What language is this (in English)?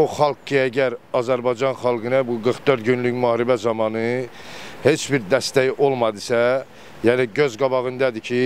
Turkish